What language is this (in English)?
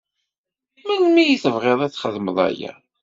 Kabyle